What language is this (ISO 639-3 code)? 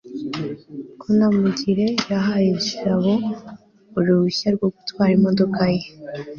kin